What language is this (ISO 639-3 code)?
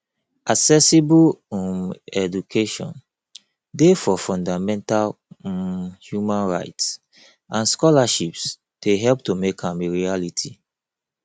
pcm